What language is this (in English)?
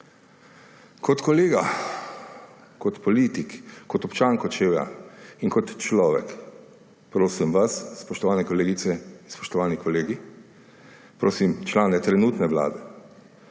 Slovenian